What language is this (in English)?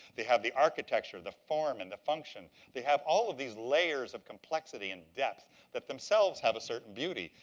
English